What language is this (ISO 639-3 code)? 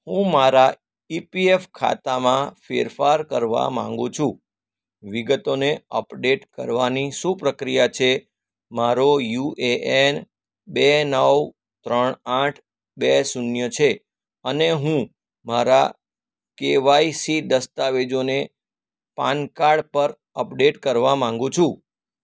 guj